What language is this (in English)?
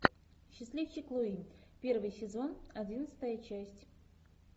Russian